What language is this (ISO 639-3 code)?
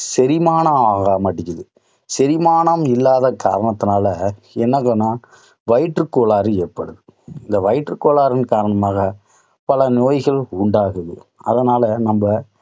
tam